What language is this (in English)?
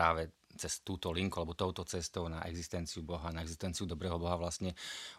Slovak